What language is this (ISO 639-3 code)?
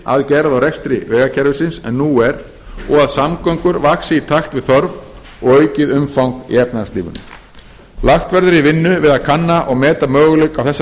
isl